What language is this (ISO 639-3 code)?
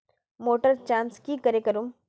mag